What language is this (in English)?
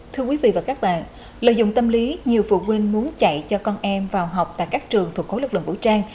Vietnamese